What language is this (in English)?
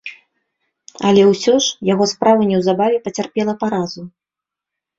Belarusian